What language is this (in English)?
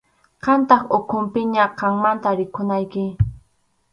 Arequipa-La Unión Quechua